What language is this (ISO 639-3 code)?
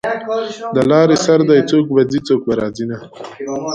pus